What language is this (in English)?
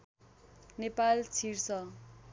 Nepali